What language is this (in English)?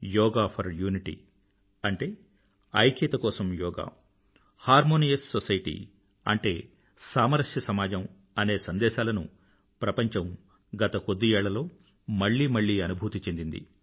Telugu